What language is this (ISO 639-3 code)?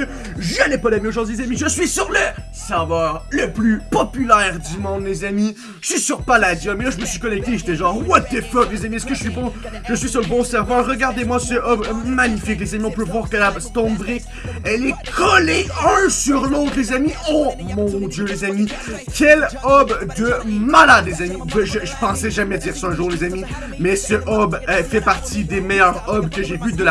fra